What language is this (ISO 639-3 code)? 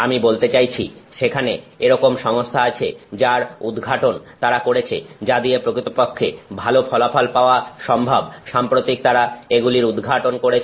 ben